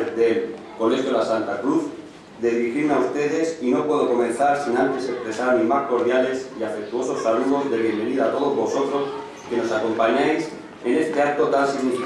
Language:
Spanish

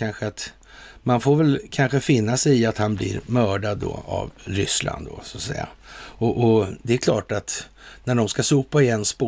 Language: Swedish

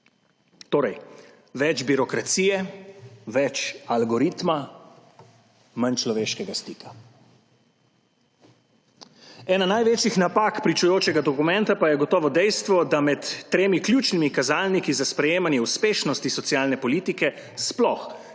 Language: Slovenian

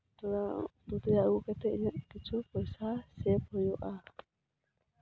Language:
Santali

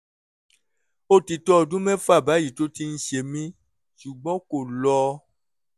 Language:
Yoruba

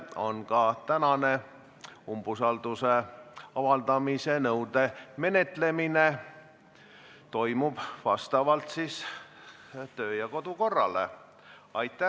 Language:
Estonian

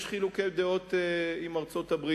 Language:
Hebrew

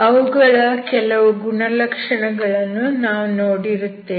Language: Kannada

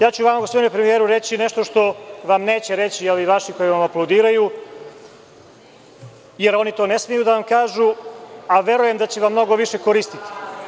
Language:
Serbian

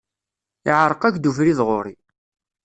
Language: Kabyle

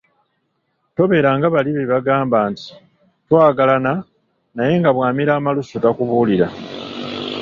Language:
Ganda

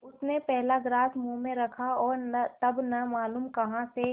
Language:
Hindi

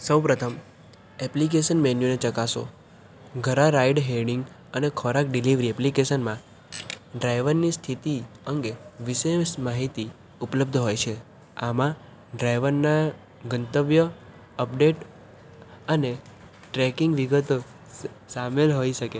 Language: Gujarati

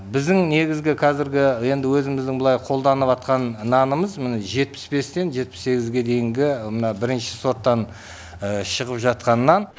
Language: Kazakh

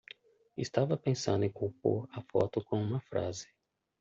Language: Portuguese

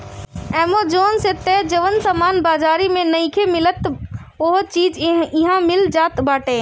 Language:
Bhojpuri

